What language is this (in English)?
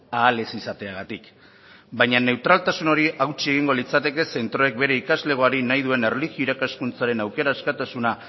Basque